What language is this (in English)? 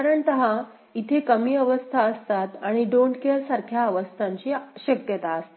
Marathi